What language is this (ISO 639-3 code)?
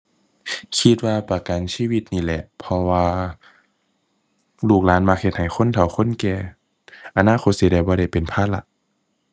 tha